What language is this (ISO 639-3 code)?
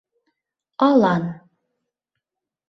chm